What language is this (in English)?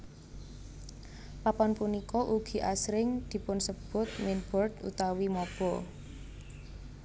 Javanese